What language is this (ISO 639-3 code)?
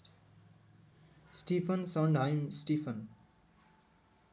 nep